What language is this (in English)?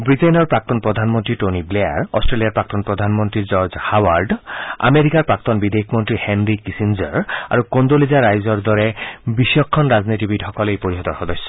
Assamese